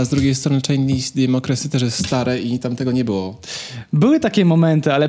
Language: Polish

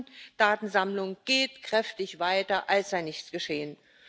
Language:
German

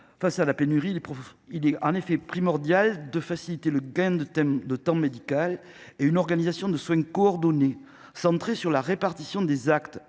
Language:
French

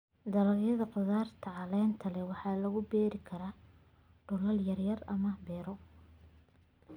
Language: Somali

